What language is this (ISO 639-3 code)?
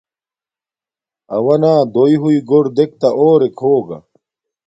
dmk